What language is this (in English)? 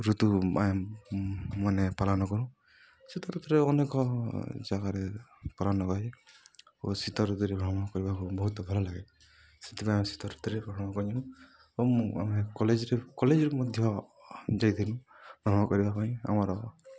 Odia